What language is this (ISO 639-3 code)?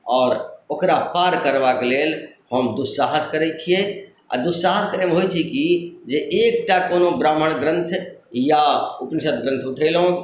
mai